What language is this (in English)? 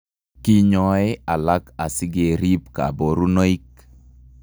Kalenjin